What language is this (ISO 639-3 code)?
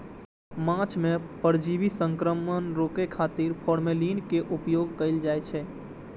mai